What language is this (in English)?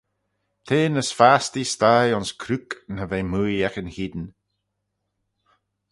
Manx